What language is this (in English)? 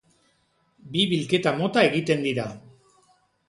Basque